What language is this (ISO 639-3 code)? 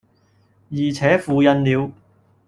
yue